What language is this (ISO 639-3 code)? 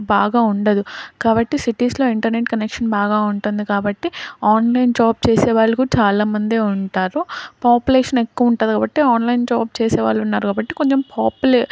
tel